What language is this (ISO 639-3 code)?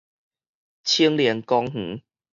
nan